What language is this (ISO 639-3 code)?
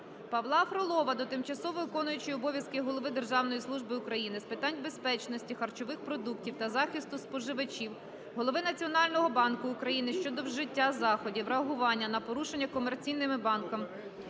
ukr